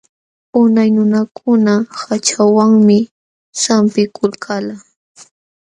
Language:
Jauja Wanca Quechua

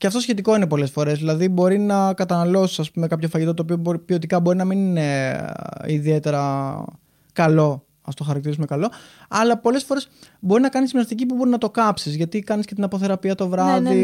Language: Greek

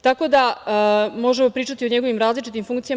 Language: Serbian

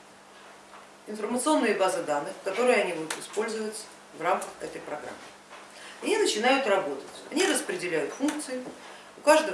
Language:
Russian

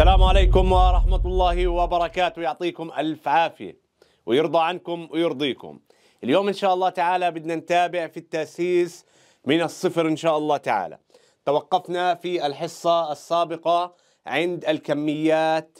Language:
Arabic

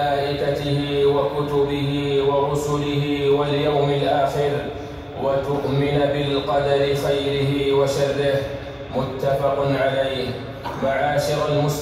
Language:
Arabic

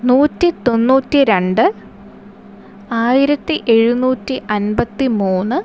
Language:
Malayalam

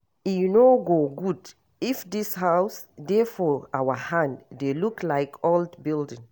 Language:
Nigerian Pidgin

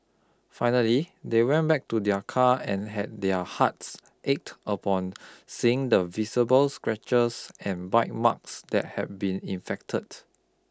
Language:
English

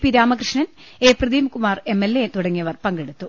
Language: Malayalam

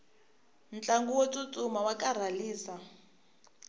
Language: Tsonga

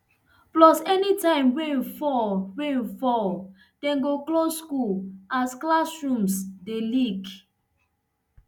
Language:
Nigerian Pidgin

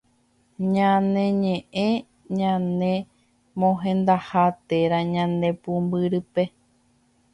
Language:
Guarani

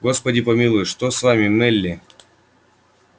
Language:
Russian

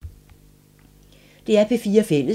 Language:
Danish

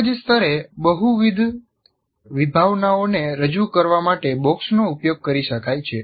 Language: Gujarati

